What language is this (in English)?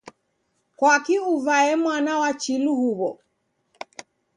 Taita